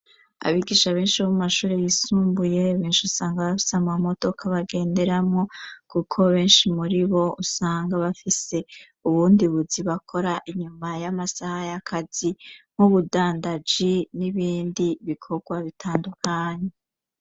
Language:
Rundi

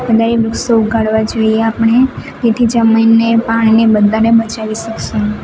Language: Gujarati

